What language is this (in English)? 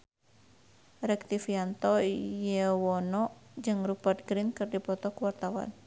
Sundanese